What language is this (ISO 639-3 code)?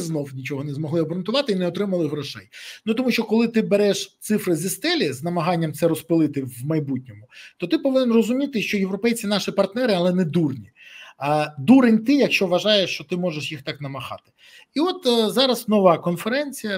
ukr